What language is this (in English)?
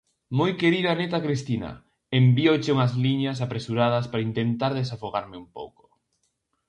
Galician